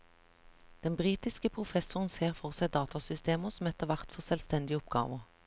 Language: Norwegian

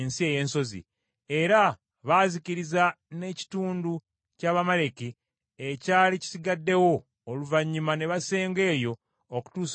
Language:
Ganda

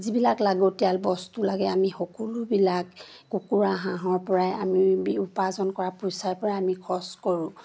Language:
Assamese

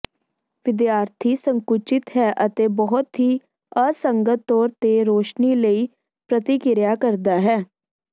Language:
Punjabi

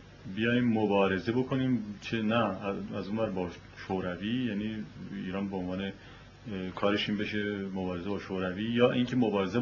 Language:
Persian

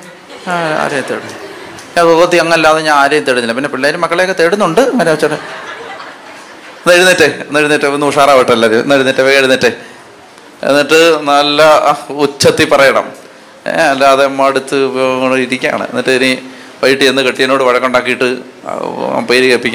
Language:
Malayalam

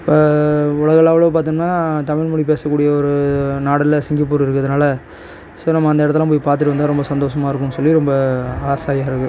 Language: Tamil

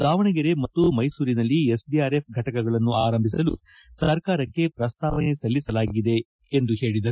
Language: Kannada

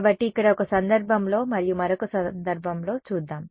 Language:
Telugu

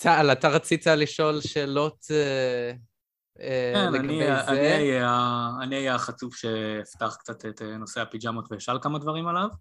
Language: Hebrew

